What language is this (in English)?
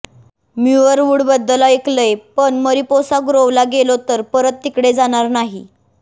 Marathi